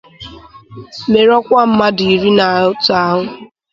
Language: Igbo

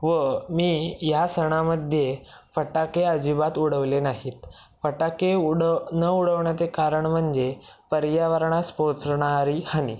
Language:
Marathi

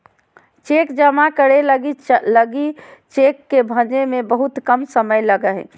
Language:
Magahi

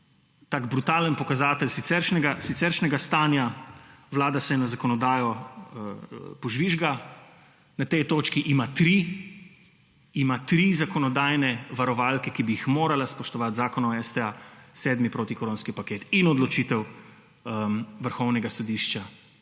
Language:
Slovenian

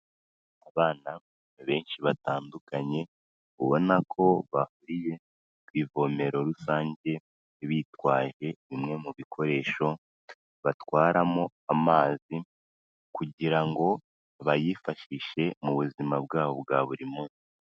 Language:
Kinyarwanda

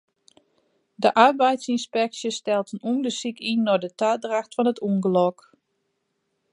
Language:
Western Frisian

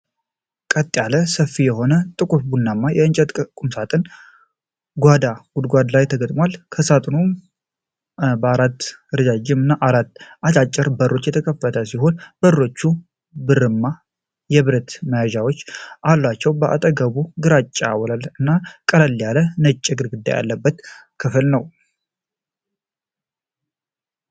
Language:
Amharic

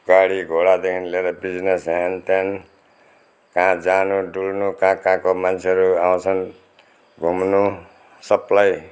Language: Nepali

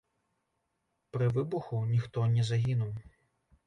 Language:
Belarusian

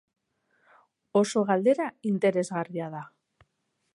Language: Basque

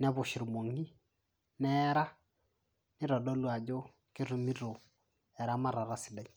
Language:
Masai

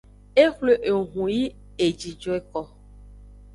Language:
Aja (Benin)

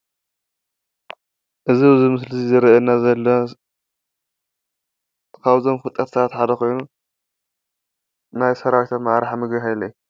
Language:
Tigrinya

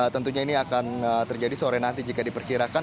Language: Indonesian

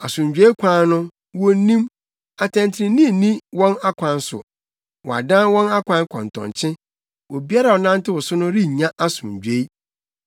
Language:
Akan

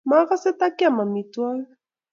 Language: Kalenjin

